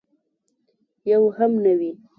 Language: Pashto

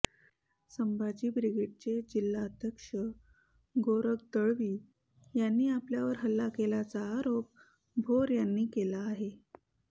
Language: Marathi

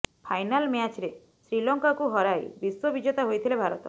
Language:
Odia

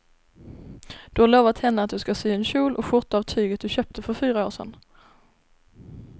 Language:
Swedish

